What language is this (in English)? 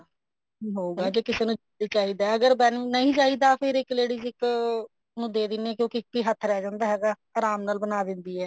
Punjabi